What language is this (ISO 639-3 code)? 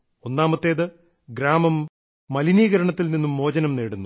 mal